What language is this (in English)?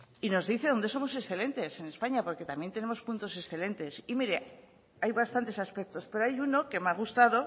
Spanish